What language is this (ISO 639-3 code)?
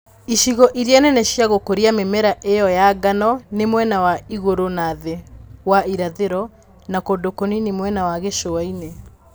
kik